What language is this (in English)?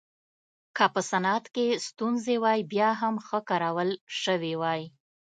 Pashto